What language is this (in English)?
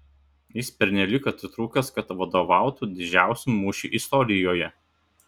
Lithuanian